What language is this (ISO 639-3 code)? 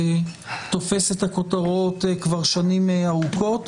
heb